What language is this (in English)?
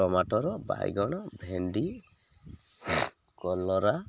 Odia